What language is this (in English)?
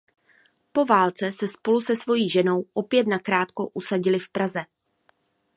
Czech